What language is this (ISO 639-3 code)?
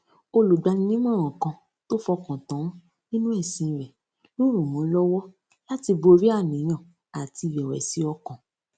yor